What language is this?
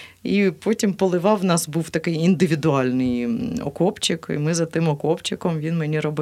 Ukrainian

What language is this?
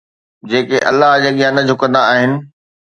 Sindhi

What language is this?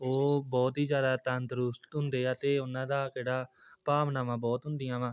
Punjabi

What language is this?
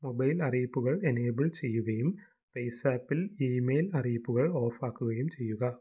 Malayalam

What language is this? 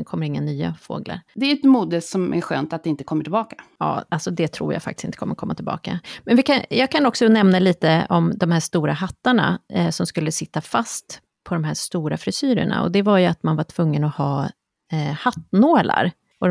Swedish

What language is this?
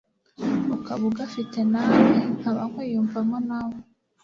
Kinyarwanda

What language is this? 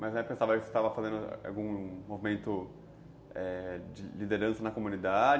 Portuguese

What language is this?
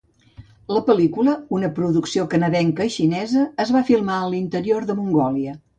Catalan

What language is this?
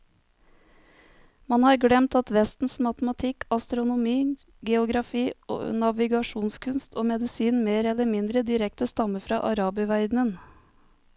Norwegian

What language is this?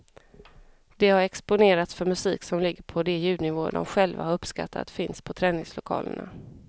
Swedish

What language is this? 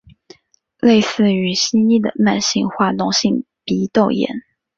Chinese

